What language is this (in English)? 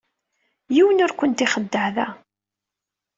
Kabyle